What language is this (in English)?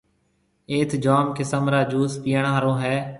Marwari (Pakistan)